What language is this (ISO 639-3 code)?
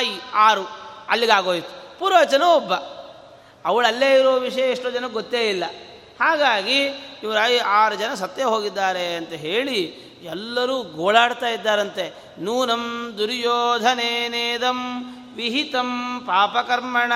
kan